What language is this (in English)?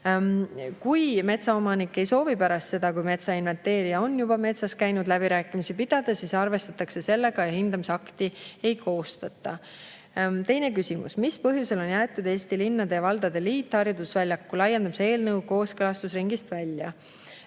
Estonian